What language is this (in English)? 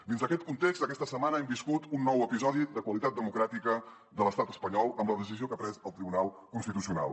Catalan